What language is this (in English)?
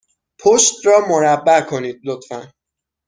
Persian